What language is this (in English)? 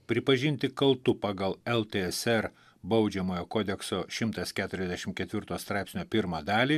Lithuanian